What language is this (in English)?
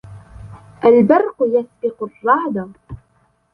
Arabic